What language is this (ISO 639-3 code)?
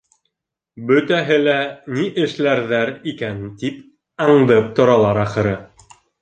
bak